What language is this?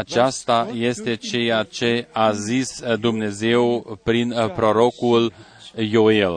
Romanian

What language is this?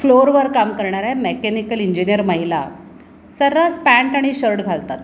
Marathi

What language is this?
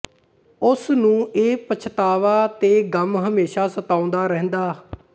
Punjabi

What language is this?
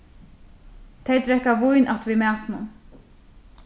Faroese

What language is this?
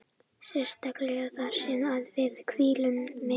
Icelandic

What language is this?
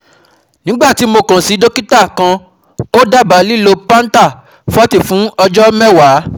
Yoruba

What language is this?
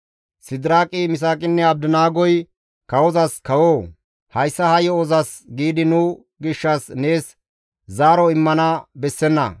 Gamo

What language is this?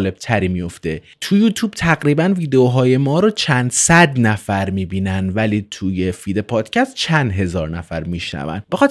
Persian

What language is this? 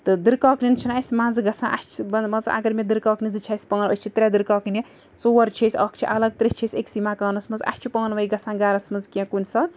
Kashmiri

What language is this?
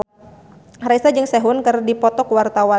Sundanese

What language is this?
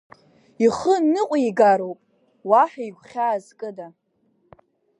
Abkhazian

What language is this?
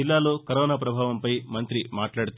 Telugu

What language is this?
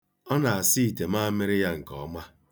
Igbo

